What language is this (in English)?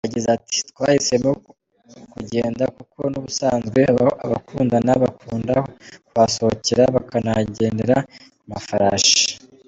Kinyarwanda